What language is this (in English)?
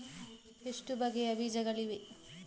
Kannada